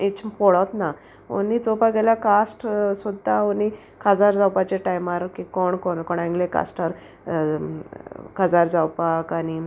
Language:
Konkani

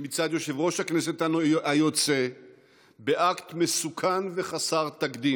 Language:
Hebrew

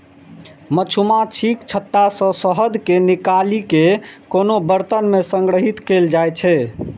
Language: Maithili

